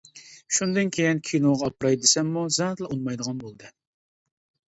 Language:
Uyghur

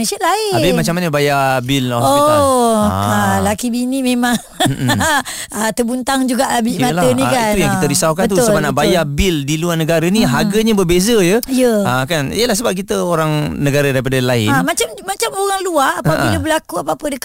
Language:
Malay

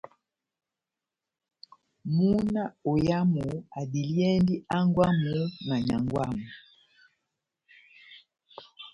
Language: Batanga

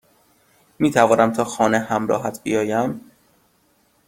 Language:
Persian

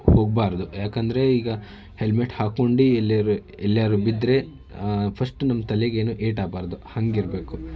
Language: Kannada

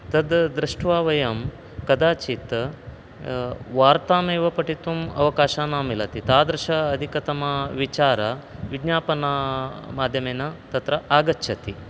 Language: Sanskrit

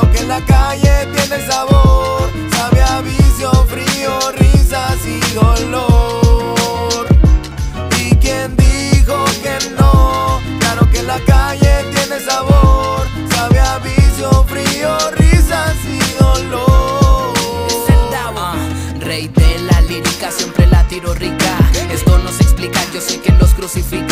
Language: Spanish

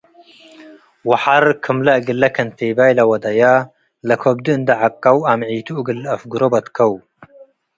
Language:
Tigre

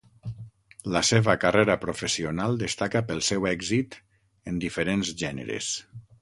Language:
Catalan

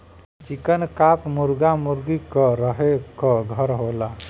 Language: Bhojpuri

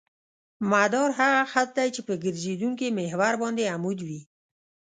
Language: Pashto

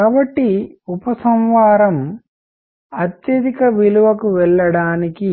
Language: Telugu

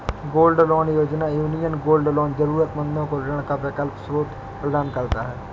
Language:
Hindi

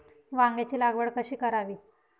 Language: Marathi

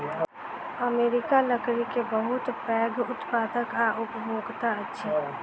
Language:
Maithili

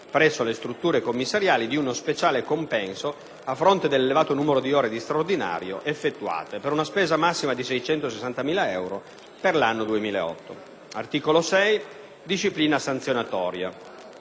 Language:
Italian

